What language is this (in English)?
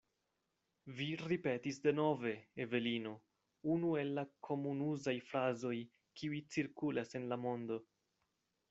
Esperanto